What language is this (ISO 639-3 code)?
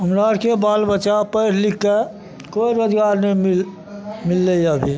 mai